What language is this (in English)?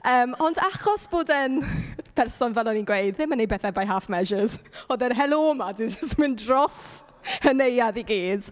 Welsh